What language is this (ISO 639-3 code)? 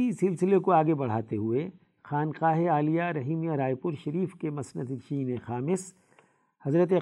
urd